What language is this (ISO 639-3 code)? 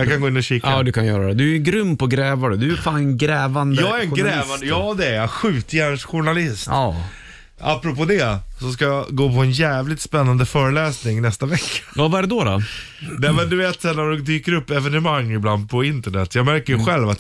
swe